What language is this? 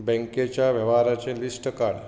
Konkani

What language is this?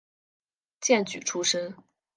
Chinese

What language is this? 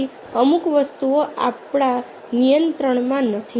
Gujarati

